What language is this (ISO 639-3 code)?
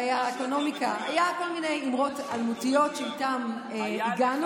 heb